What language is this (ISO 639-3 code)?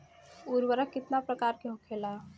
bho